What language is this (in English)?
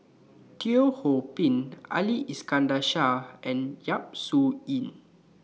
English